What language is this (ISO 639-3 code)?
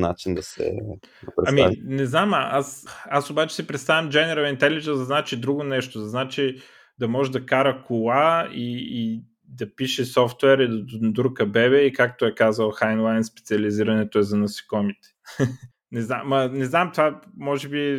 bul